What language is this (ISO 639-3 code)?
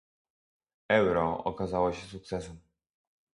pol